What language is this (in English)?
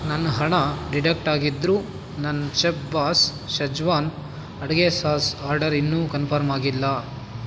Kannada